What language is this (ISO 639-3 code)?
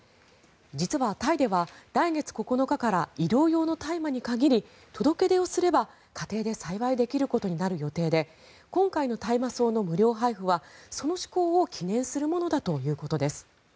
jpn